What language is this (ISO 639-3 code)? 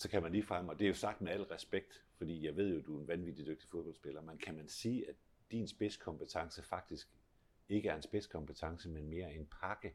dan